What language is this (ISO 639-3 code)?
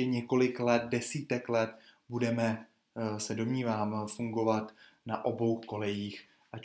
ces